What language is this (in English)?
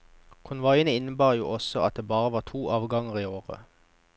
Norwegian